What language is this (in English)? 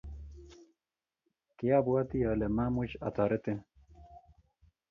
Kalenjin